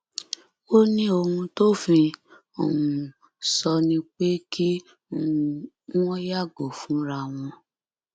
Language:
Yoruba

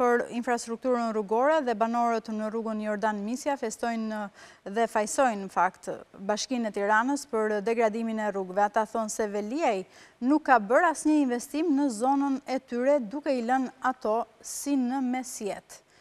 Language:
Romanian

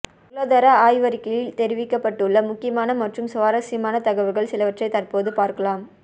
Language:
Tamil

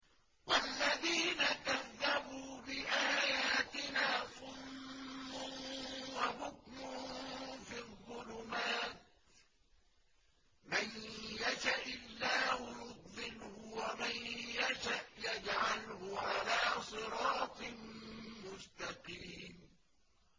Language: Arabic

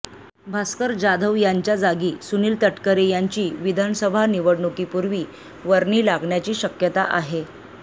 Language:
Marathi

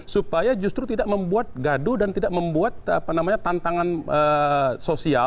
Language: Indonesian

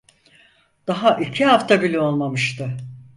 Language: Turkish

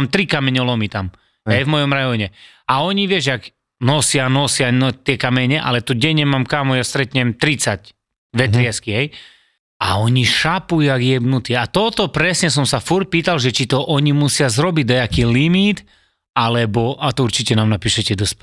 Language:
Slovak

